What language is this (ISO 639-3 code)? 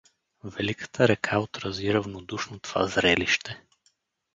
bul